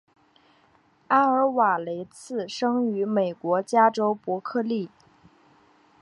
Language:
Chinese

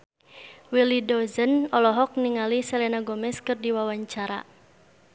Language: Sundanese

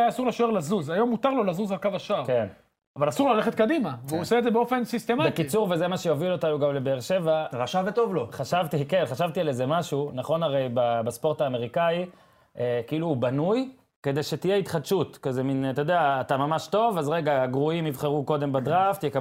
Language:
Hebrew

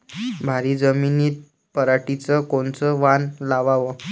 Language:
Marathi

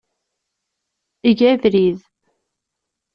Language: Kabyle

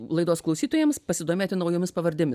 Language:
Lithuanian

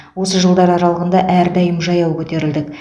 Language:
Kazakh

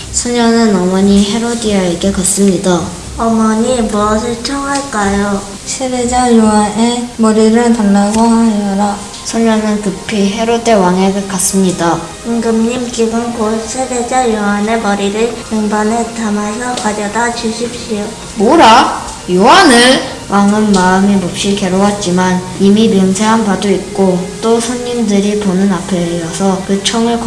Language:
Korean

